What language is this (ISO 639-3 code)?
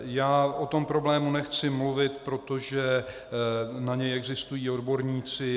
ces